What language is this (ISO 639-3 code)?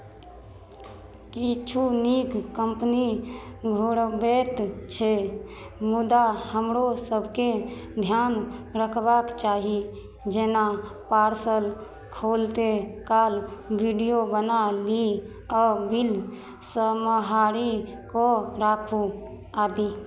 mai